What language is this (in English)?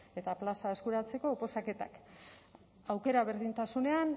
Basque